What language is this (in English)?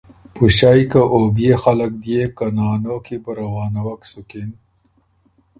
Ormuri